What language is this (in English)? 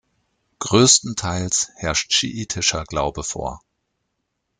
German